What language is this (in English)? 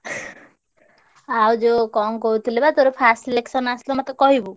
Odia